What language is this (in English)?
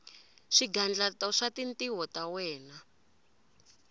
Tsonga